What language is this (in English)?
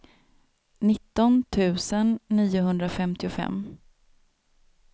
Swedish